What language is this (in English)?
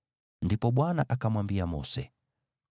Swahili